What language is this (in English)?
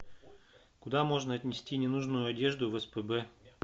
Russian